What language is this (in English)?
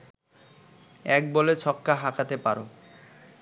Bangla